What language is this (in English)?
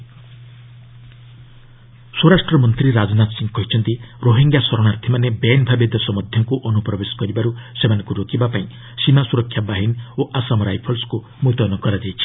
Odia